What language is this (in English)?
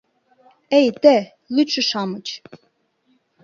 Mari